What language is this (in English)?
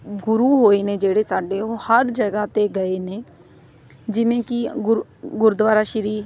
Punjabi